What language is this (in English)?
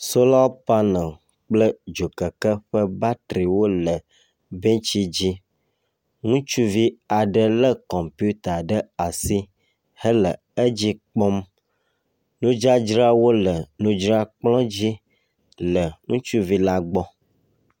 Ewe